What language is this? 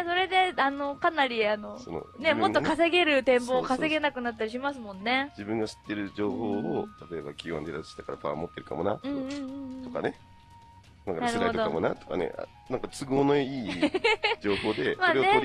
Japanese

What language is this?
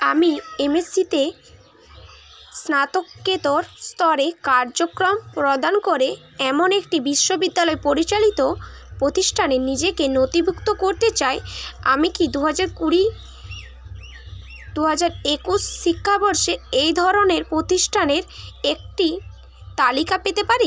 Bangla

